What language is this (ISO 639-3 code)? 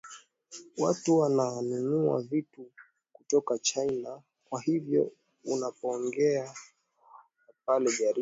swa